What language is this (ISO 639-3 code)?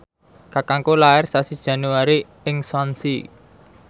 jav